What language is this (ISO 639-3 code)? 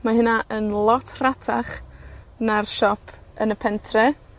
cym